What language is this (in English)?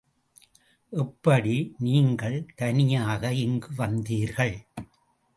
Tamil